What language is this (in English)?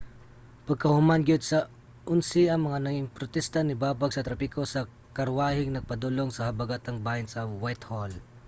Cebuano